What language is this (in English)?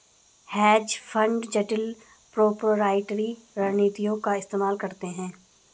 Hindi